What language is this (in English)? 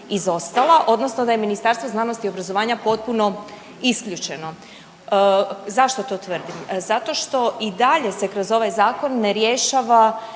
Croatian